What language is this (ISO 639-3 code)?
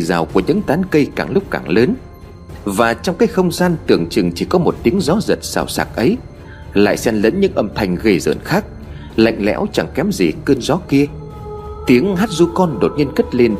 vie